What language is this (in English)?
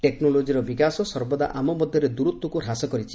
Odia